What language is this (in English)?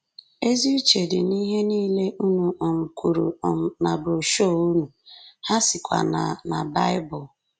Igbo